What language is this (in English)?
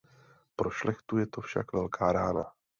Czech